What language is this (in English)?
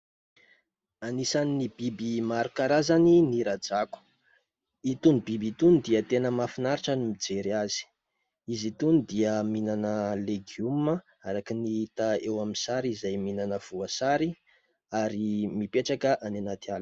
Malagasy